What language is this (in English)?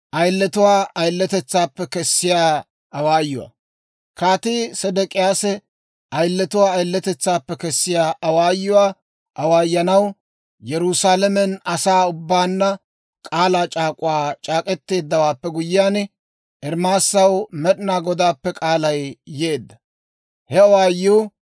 Dawro